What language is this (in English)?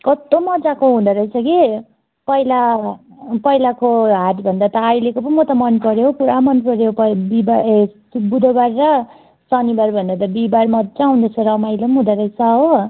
Nepali